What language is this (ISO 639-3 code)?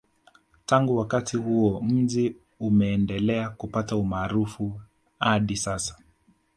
swa